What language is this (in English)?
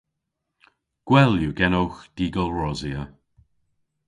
Cornish